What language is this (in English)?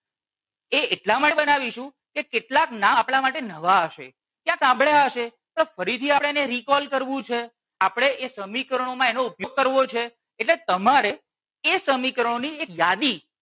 Gujarati